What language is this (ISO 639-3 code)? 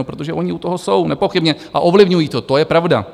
ces